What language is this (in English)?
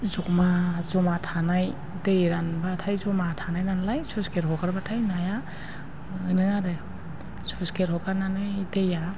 Bodo